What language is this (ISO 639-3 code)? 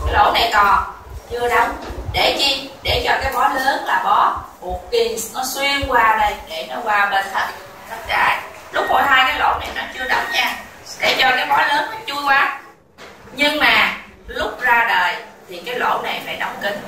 vie